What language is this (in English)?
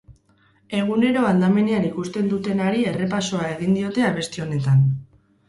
Basque